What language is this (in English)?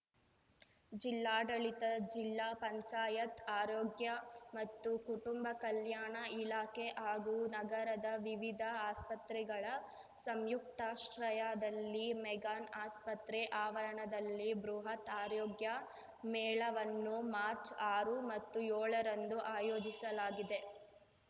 Kannada